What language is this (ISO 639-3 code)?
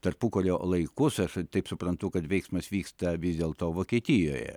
lit